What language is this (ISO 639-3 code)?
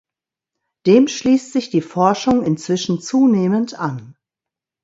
deu